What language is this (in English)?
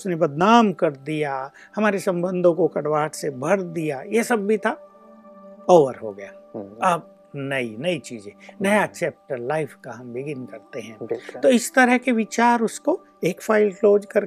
Hindi